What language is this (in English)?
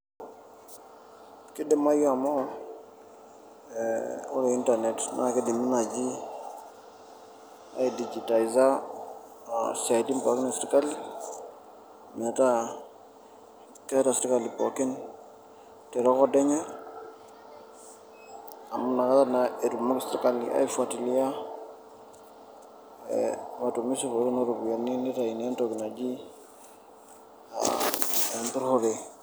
Masai